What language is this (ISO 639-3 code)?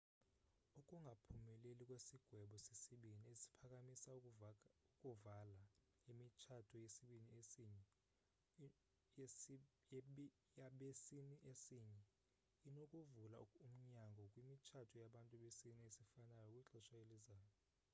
xho